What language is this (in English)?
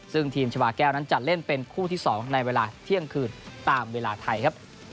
Thai